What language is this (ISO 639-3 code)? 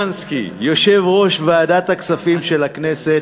heb